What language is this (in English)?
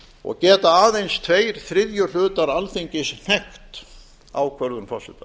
Icelandic